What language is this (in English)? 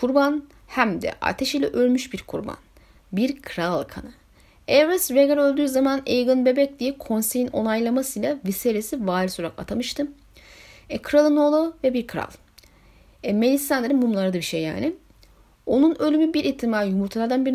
Turkish